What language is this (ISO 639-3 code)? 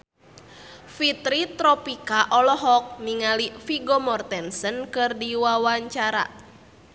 sun